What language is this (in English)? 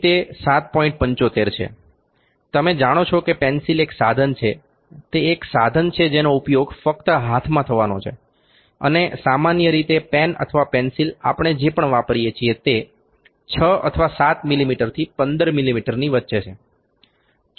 Gujarati